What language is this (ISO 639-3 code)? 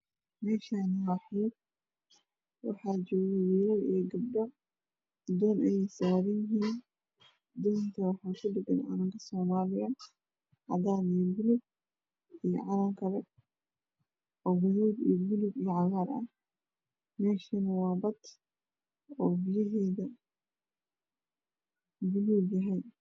som